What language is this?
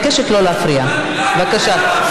Hebrew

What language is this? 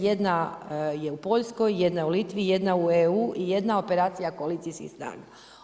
Croatian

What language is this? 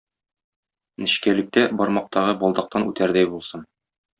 Tatar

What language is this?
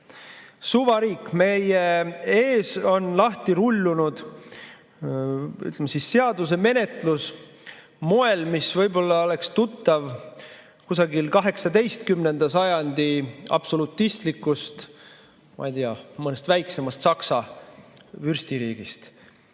Estonian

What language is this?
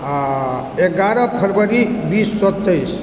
Maithili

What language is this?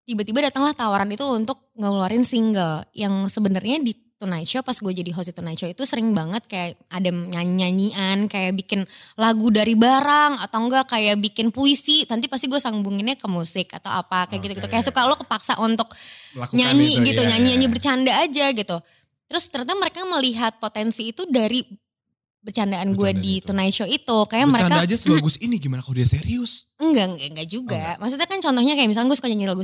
Indonesian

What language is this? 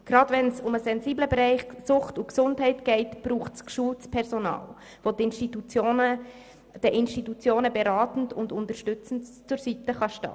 Swiss German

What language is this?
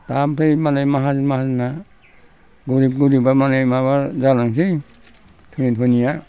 Bodo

